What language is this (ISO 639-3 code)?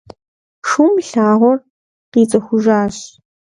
kbd